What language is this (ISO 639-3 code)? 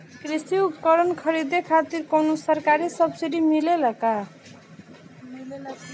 bho